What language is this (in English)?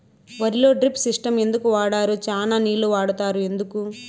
Telugu